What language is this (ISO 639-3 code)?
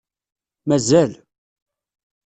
kab